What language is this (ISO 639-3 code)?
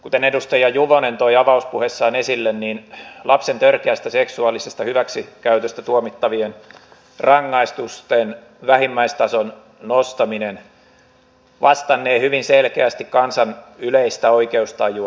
fin